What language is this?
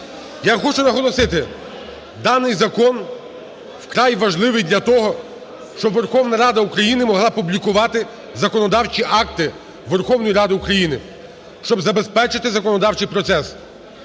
Ukrainian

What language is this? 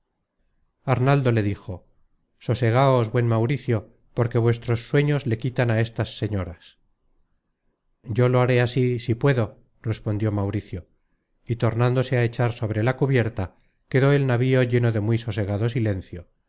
Spanish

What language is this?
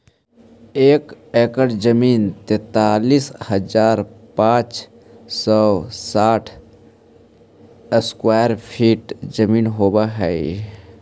Magahi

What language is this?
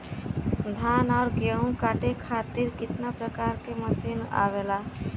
Bhojpuri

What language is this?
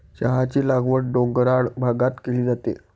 Marathi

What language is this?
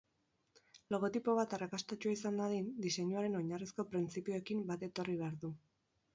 Basque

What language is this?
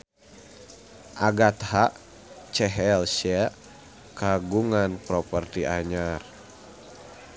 Sundanese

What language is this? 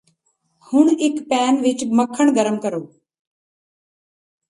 Punjabi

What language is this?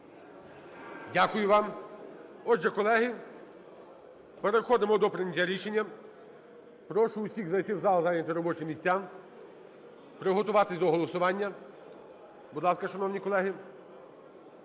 Ukrainian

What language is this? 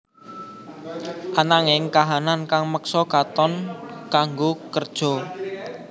Javanese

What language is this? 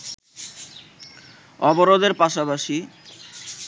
Bangla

